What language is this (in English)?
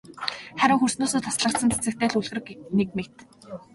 Mongolian